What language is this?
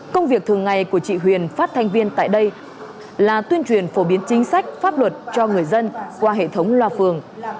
Vietnamese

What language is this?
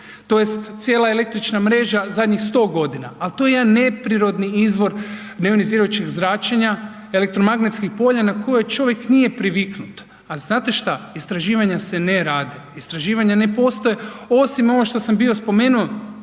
Croatian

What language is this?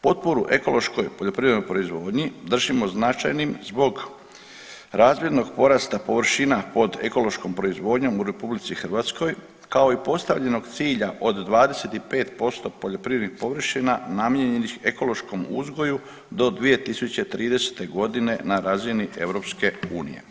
Croatian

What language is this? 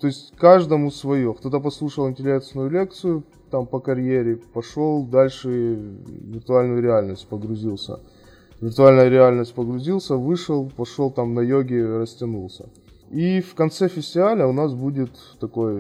Russian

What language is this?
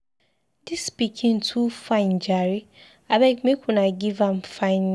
Nigerian Pidgin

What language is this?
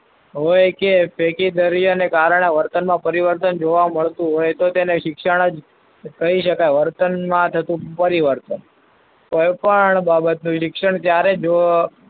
Gujarati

